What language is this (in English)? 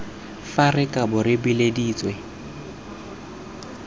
Tswana